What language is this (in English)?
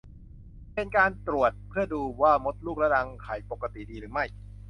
Thai